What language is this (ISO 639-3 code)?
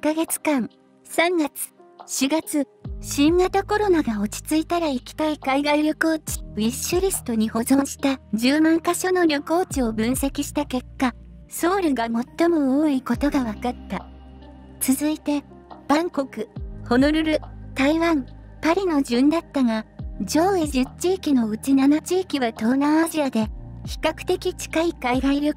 jpn